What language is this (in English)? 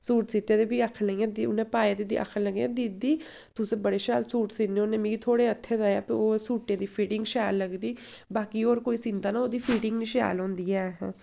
Dogri